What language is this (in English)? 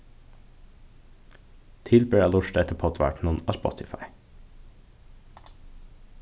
Faroese